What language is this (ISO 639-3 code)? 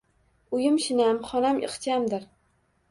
uzb